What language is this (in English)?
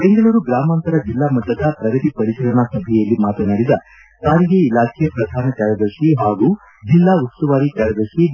Kannada